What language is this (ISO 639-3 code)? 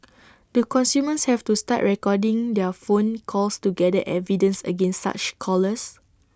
eng